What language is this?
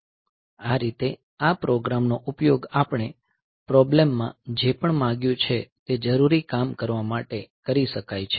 Gujarati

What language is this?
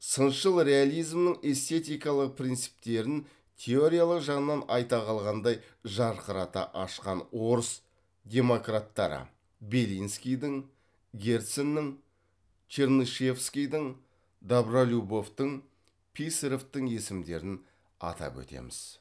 Kazakh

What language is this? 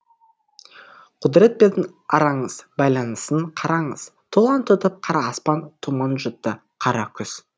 Kazakh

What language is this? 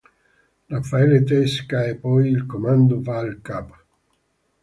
Italian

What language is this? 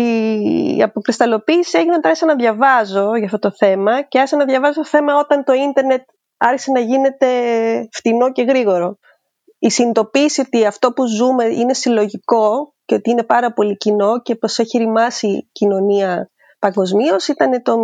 Greek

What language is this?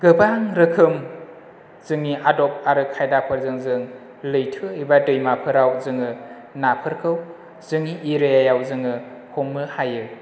Bodo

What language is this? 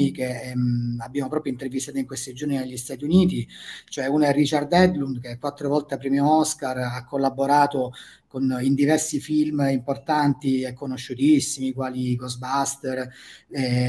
Italian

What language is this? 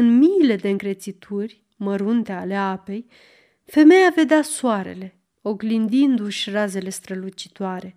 Romanian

